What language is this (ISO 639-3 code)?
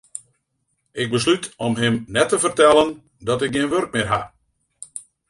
fry